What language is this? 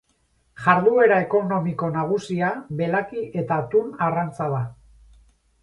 Basque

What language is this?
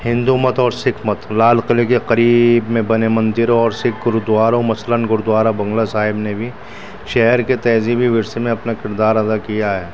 Urdu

